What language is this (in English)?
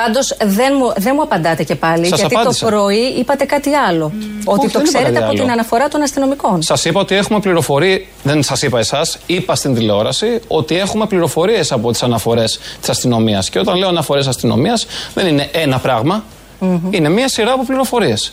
Greek